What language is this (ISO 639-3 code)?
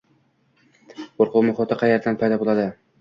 uzb